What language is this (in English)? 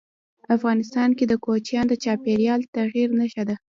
Pashto